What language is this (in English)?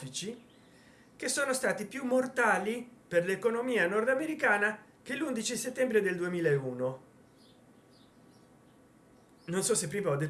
Italian